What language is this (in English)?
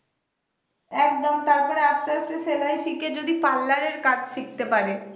Bangla